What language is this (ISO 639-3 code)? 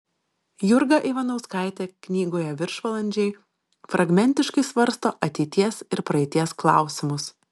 lit